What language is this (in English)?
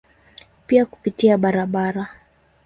Swahili